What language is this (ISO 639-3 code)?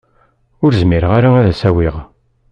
kab